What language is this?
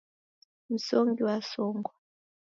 Taita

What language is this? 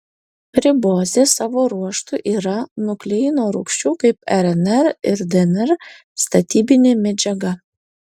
Lithuanian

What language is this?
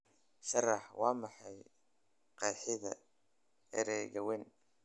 Somali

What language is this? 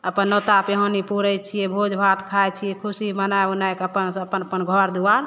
Maithili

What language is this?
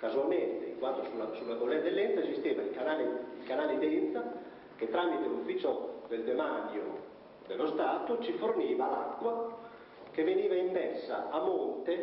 Italian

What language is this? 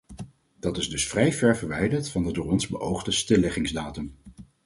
Dutch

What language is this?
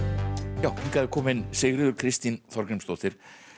Icelandic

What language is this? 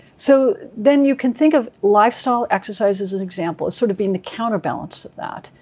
English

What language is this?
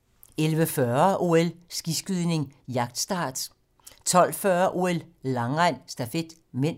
Danish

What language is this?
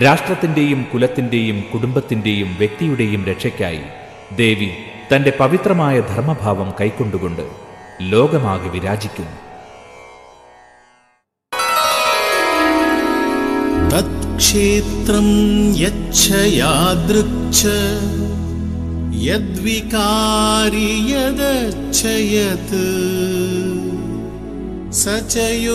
Malayalam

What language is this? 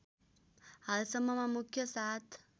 Nepali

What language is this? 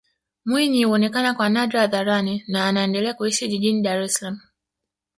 Swahili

